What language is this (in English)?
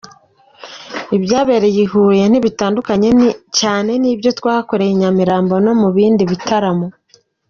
Kinyarwanda